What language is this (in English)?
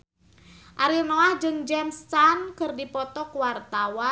Sundanese